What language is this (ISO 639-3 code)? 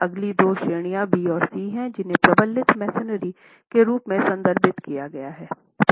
hin